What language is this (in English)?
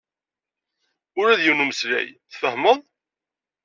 Kabyle